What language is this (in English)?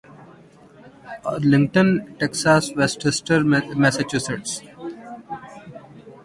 Urdu